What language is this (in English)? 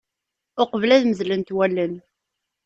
Kabyle